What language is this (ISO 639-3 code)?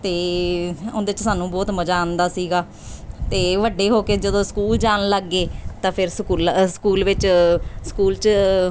pan